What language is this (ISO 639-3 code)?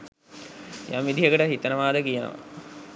sin